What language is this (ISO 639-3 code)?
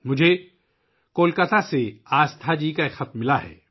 urd